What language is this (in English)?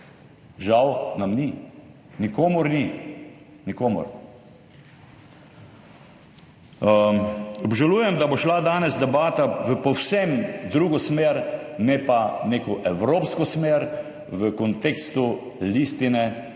Slovenian